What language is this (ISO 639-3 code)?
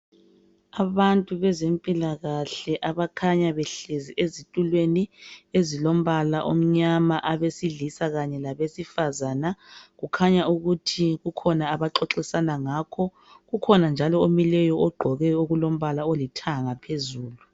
nde